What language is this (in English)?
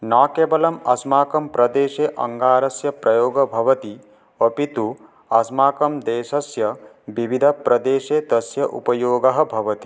Sanskrit